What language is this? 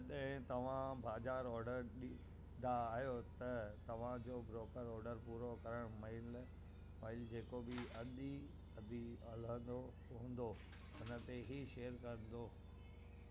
Sindhi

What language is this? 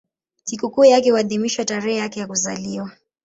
Swahili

